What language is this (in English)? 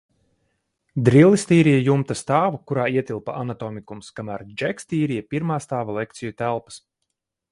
Latvian